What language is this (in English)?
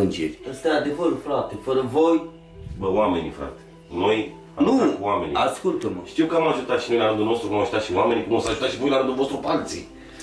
Romanian